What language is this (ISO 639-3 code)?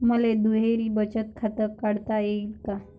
mar